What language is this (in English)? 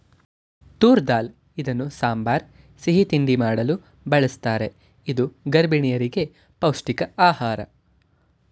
Kannada